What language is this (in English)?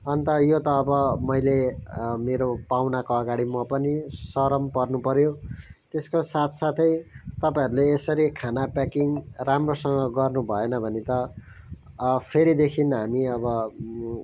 Nepali